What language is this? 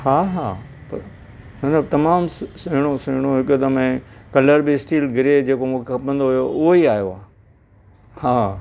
Sindhi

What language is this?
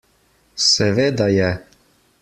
Slovenian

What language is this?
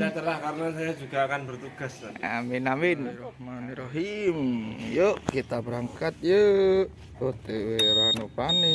Indonesian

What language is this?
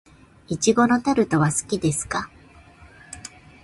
Japanese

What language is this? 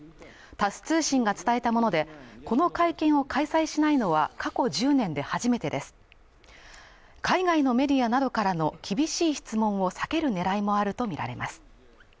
Japanese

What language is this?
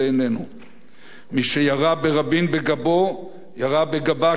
Hebrew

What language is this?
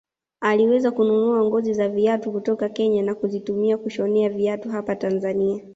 Swahili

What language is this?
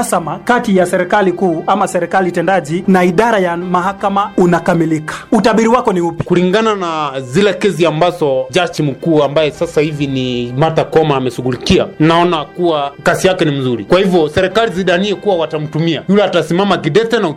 Swahili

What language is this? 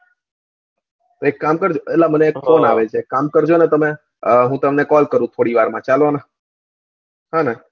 Gujarati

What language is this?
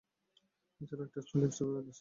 Bangla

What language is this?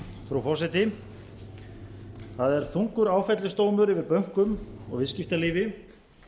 Icelandic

